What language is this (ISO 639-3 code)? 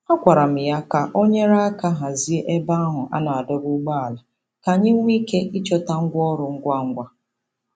ibo